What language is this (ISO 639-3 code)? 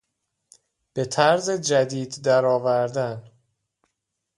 fas